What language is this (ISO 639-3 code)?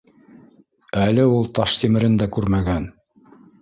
bak